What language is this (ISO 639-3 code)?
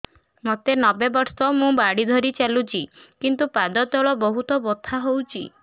ori